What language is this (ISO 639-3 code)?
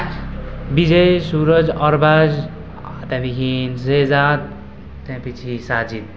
nep